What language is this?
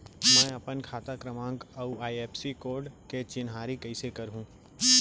Chhattisgarhi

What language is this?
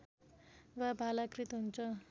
Nepali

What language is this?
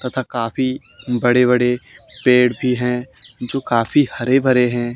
Hindi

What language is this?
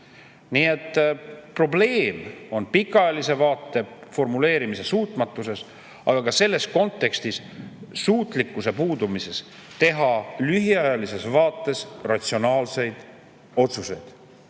Estonian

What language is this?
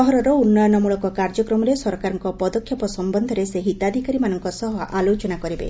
Odia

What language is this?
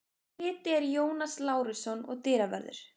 Icelandic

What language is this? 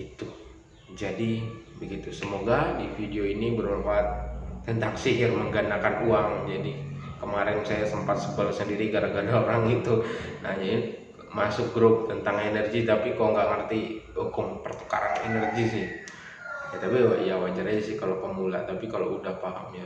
Indonesian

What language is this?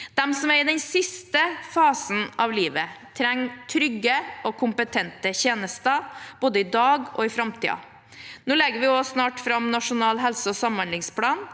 Norwegian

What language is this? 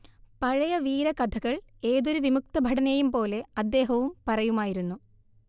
Malayalam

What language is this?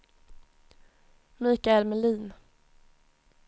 Swedish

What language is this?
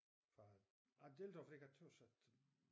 Danish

